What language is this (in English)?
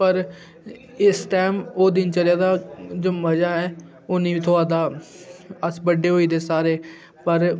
Dogri